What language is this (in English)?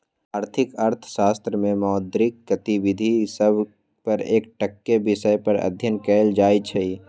Magahi